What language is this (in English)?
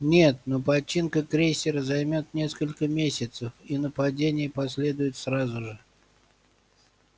Russian